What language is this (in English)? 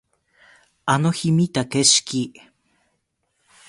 Japanese